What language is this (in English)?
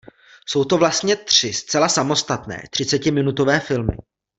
Czech